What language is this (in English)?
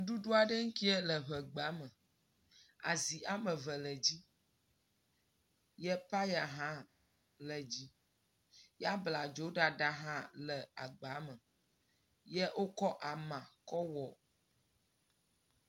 Ewe